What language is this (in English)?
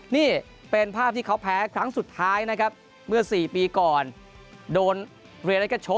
Thai